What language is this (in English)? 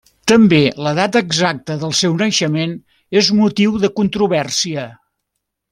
Catalan